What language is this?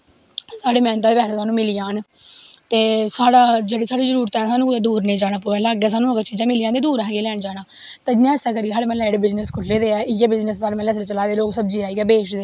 Dogri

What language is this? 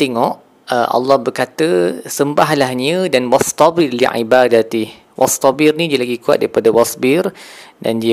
Malay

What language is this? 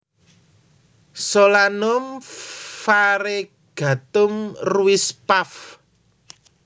Javanese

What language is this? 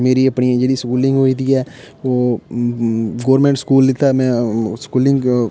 Dogri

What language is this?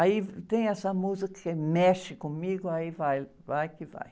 Portuguese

